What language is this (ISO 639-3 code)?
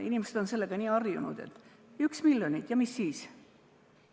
est